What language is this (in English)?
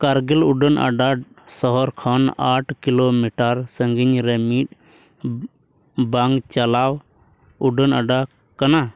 Santali